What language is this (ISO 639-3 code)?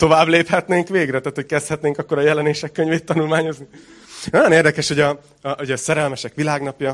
hun